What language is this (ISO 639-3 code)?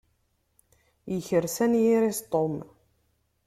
kab